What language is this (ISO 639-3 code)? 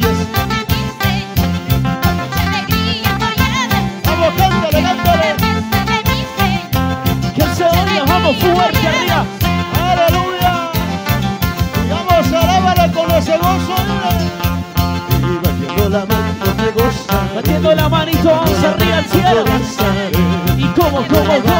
ara